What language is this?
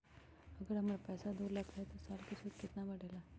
Magahi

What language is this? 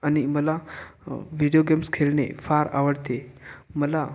Marathi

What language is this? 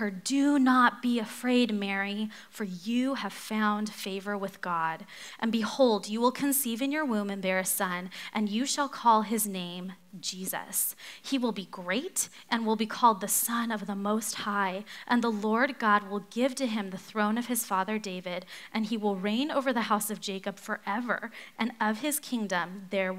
English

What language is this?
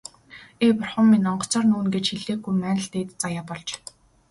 Mongolian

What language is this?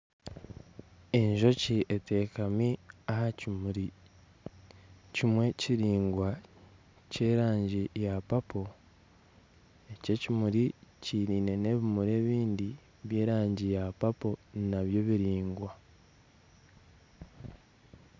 Nyankole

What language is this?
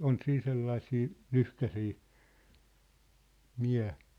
Finnish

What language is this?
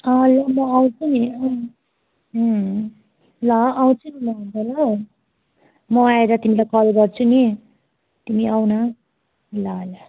Nepali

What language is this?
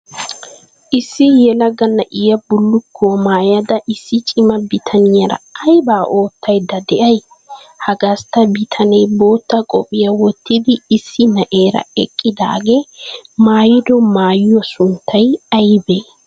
Wolaytta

